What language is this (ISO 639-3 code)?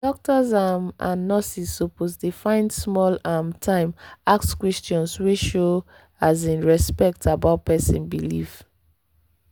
pcm